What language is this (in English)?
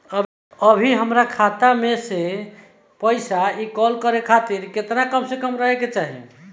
Bhojpuri